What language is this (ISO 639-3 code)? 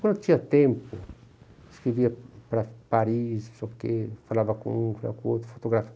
por